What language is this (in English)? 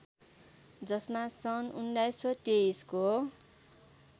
Nepali